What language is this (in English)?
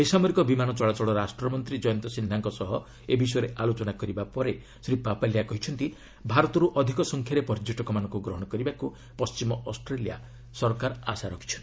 Odia